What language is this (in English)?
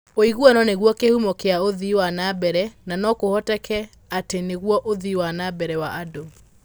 Kikuyu